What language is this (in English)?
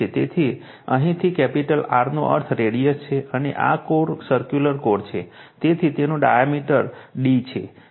Gujarati